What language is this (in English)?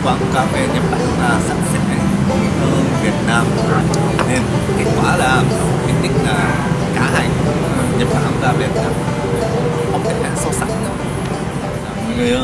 Vietnamese